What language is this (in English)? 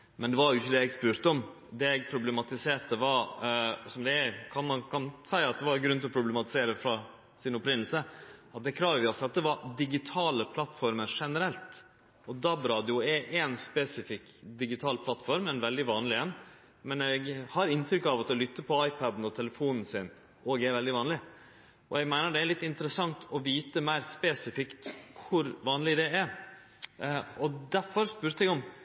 Norwegian Nynorsk